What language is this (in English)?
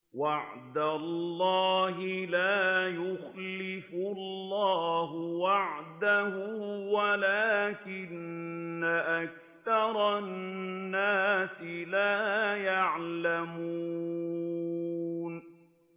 Arabic